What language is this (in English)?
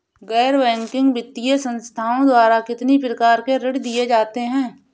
Hindi